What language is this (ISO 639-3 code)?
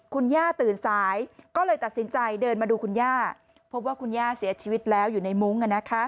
tha